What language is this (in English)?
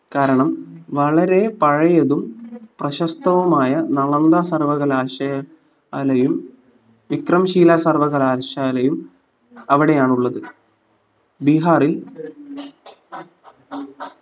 Malayalam